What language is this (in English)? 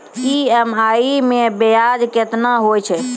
Maithili